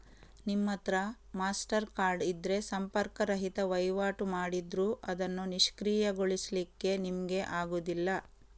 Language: Kannada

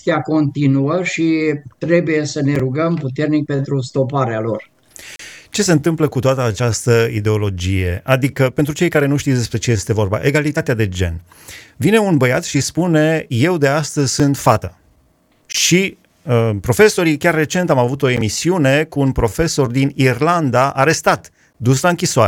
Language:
Romanian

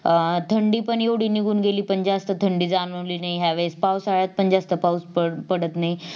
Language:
Marathi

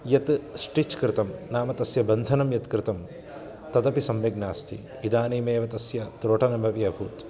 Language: Sanskrit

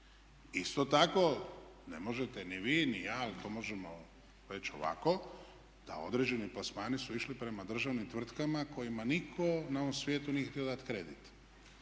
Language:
Croatian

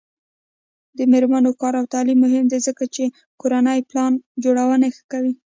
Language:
Pashto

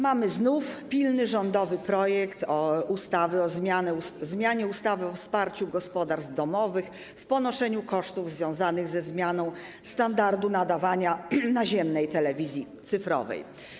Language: Polish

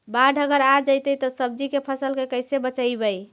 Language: Magahi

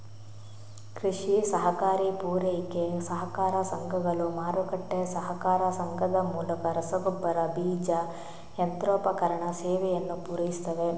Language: Kannada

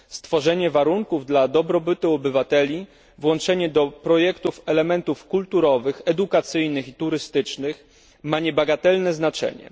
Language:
Polish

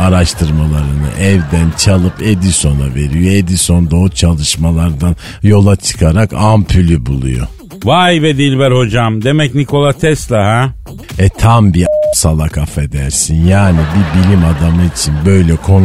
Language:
Turkish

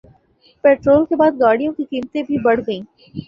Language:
Urdu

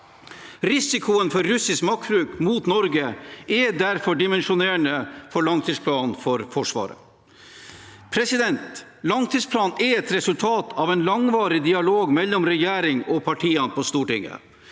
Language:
Norwegian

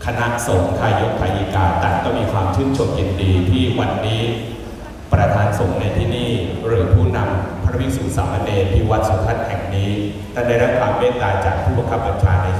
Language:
Thai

